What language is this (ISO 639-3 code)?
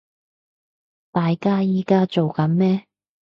yue